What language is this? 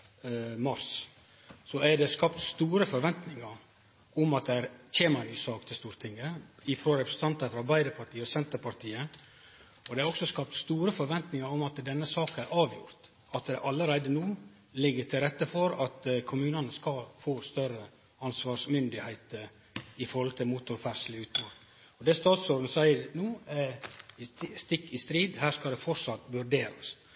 Norwegian Nynorsk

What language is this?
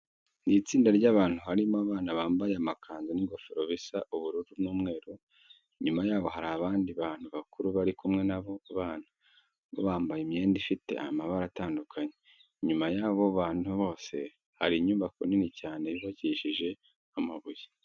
Kinyarwanda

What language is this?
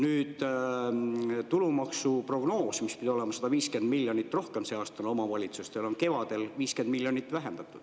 Estonian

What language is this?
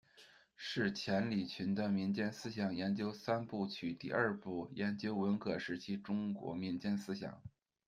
Chinese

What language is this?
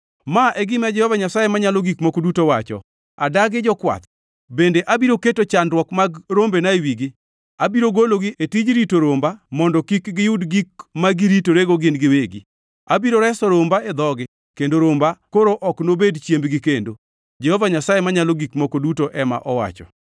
Luo (Kenya and Tanzania)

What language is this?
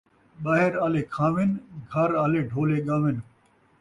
Saraiki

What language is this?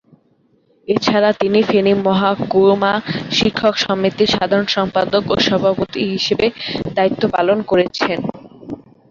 Bangla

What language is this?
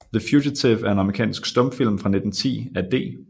Danish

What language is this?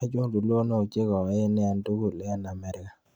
Kalenjin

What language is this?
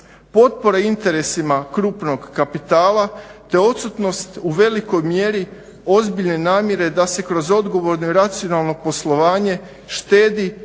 Croatian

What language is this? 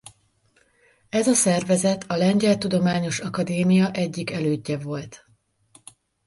Hungarian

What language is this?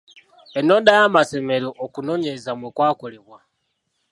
Ganda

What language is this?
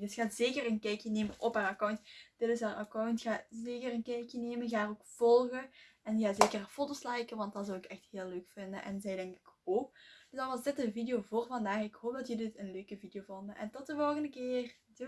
Dutch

